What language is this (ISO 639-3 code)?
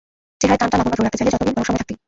ben